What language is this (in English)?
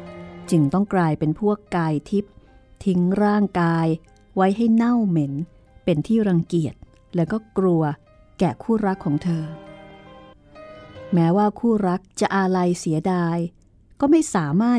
Thai